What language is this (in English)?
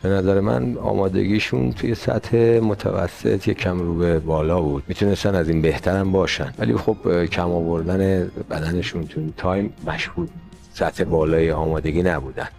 Persian